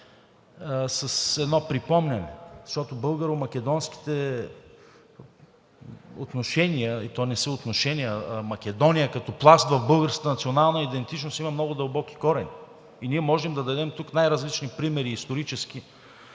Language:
Bulgarian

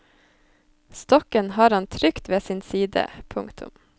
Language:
Norwegian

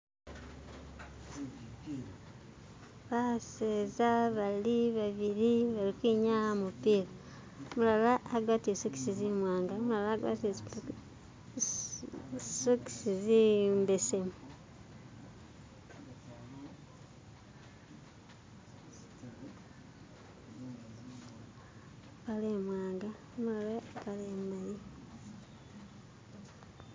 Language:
Masaaba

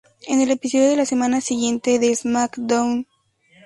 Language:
Spanish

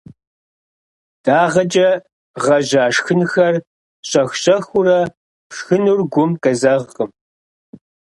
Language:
Kabardian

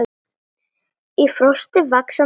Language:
Icelandic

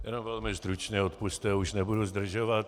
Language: Czech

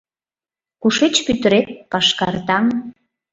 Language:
Mari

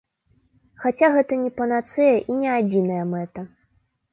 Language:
Belarusian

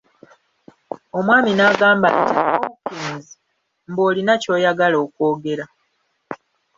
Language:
Ganda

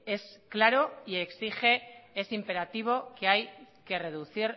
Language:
Spanish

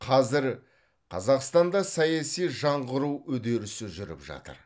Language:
Kazakh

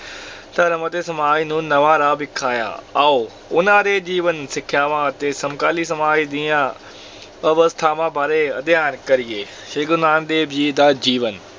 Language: Punjabi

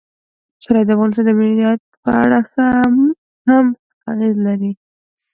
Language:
Pashto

